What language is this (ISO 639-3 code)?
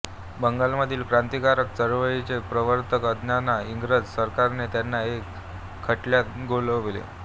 mar